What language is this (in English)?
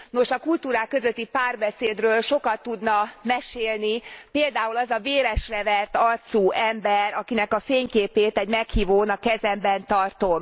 Hungarian